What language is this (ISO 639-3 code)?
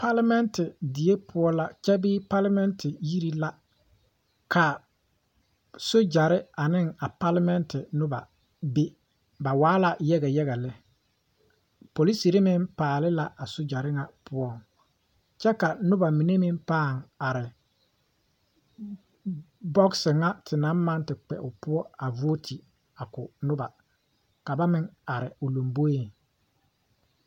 dga